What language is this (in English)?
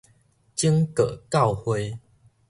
Min Nan Chinese